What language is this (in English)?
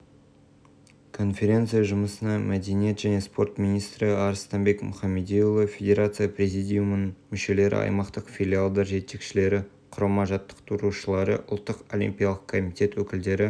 Kazakh